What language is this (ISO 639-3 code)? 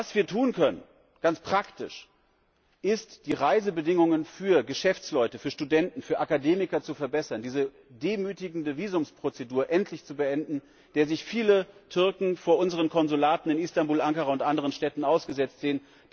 deu